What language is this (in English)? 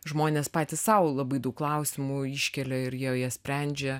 Lithuanian